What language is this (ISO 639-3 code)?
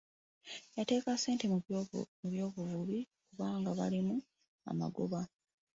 lug